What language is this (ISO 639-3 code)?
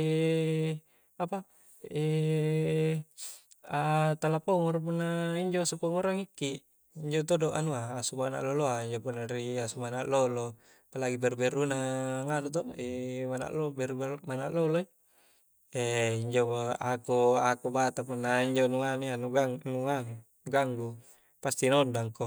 kjc